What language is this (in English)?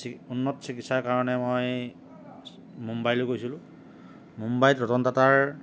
Assamese